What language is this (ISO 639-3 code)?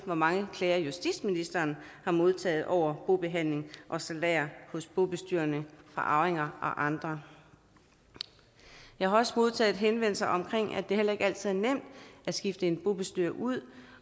dan